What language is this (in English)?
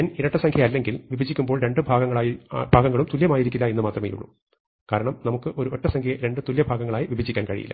Malayalam